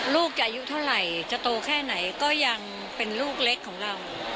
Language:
Thai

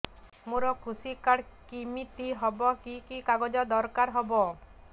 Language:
Odia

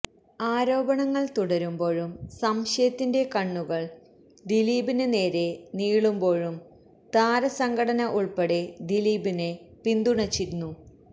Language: Malayalam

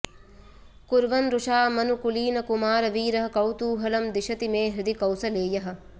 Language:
Sanskrit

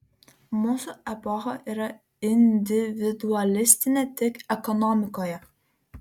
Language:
Lithuanian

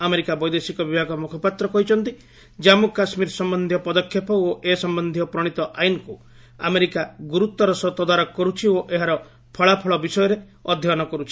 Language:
Odia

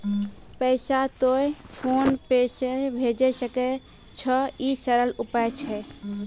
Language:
Maithili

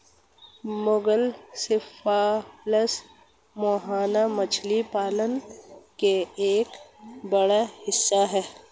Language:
Hindi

